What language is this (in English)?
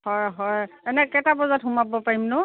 Assamese